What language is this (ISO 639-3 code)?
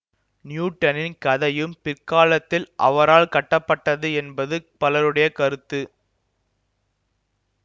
tam